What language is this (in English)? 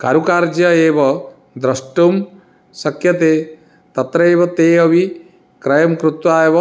Sanskrit